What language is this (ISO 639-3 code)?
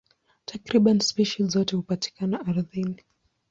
swa